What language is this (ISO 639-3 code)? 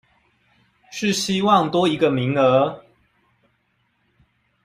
zho